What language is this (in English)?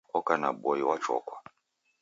Taita